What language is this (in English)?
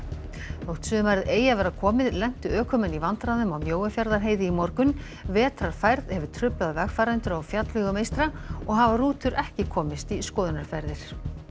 Icelandic